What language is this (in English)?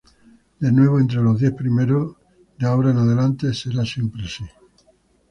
Spanish